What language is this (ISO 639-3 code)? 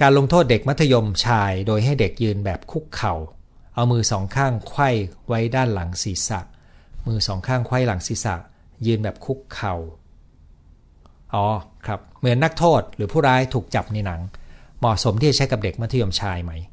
tha